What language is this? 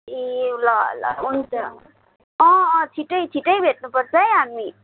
Nepali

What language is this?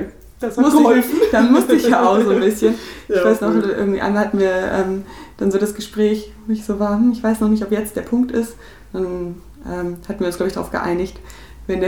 German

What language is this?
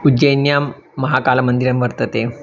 Sanskrit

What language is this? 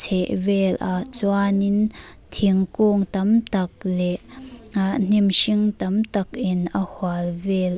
Mizo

